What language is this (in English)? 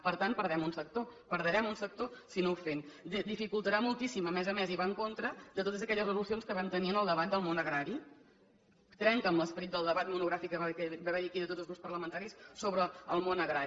Catalan